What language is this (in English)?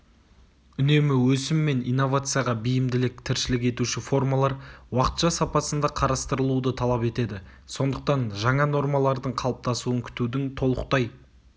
Kazakh